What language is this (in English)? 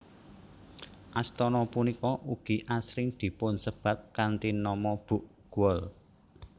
Javanese